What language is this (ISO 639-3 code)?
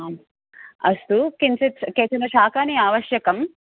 san